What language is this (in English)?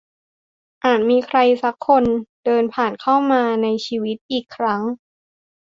Thai